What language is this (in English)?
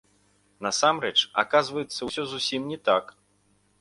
Belarusian